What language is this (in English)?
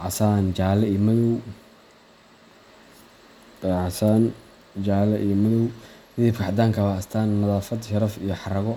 Somali